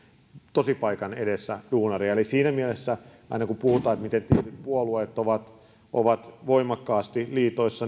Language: Finnish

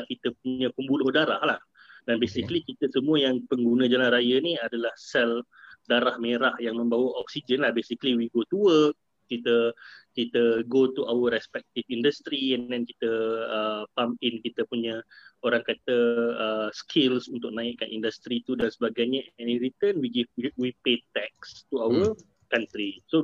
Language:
Malay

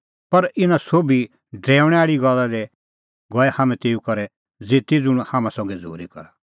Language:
Kullu Pahari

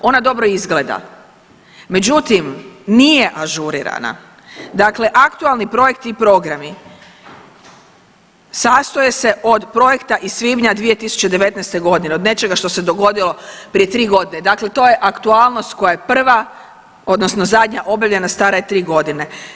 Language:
Croatian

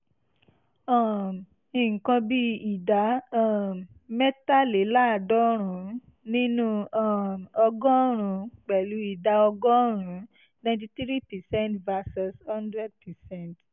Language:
Yoruba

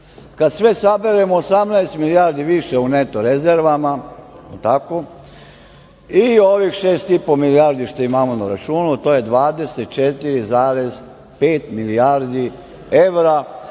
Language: Serbian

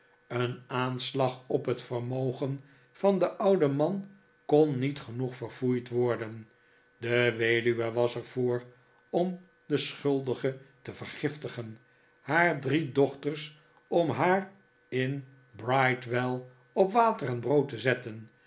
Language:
Dutch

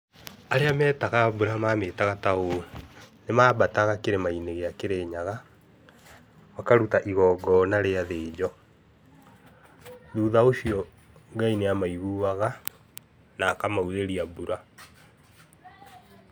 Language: Kikuyu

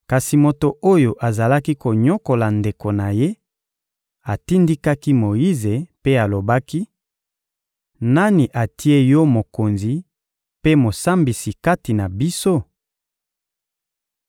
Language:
Lingala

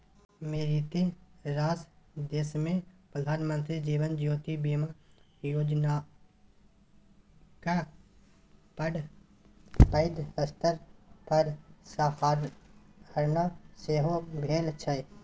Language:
Maithili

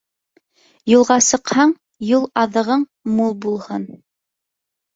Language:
Bashkir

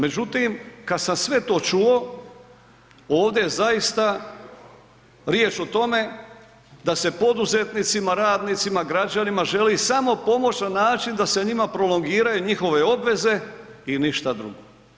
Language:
Croatian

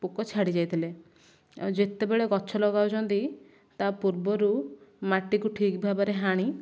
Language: Odia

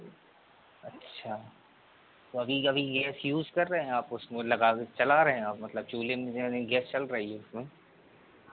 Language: Hindi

